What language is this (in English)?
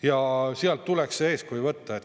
Estonian